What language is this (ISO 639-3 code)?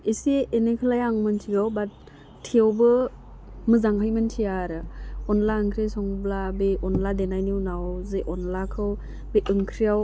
brx